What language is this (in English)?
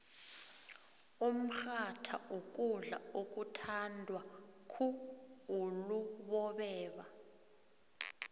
South Ndebele